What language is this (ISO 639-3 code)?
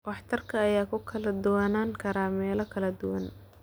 som